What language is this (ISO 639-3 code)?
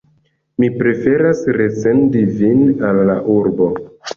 epo